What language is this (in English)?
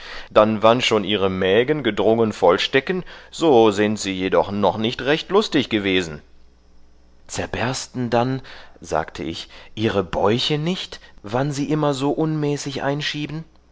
German